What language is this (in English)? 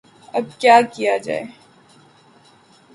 Urdu